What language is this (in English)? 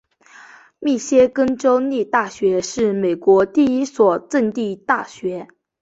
Chinese